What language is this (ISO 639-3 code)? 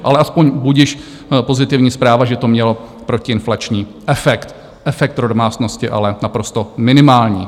ces